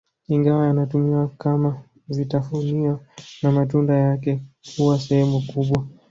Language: Swahili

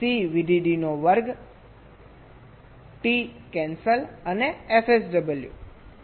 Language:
Gujarati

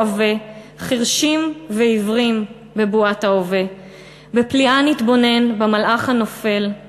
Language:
Hebrew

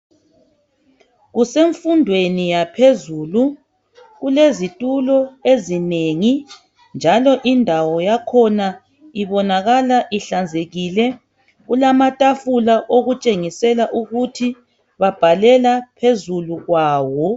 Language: North Ndebele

